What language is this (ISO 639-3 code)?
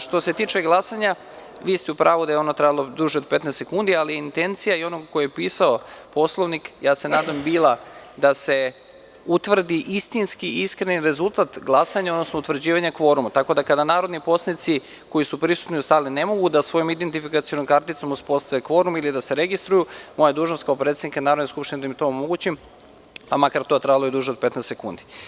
srp